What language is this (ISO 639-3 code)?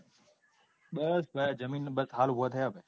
guj